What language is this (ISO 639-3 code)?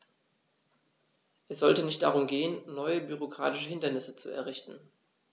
deu